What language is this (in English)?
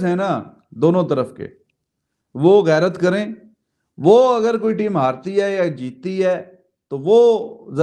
Hindi